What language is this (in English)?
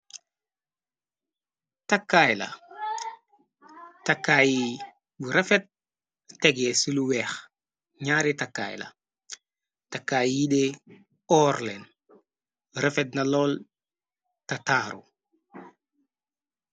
Wolof